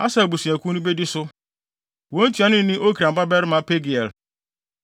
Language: Akan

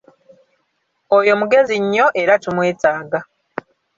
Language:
Ganda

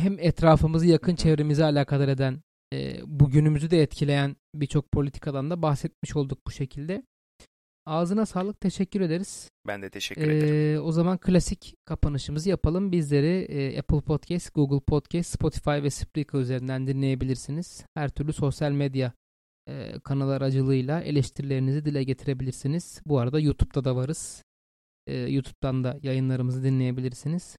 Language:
Turkish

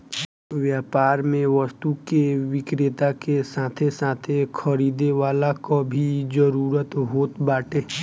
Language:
Bhojpuri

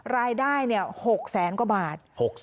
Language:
Thai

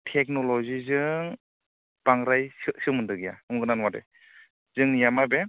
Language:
Bodo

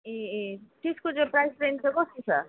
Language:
Nepali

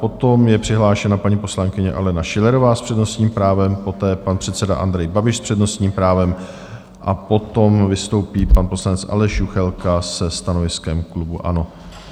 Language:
Czech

